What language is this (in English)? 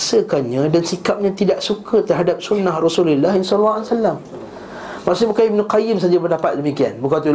Malay